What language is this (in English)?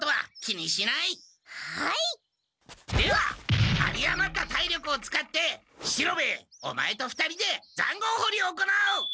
Japanese